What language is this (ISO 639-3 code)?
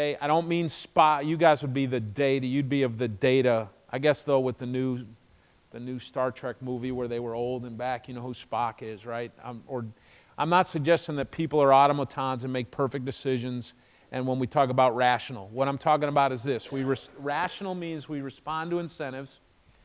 eng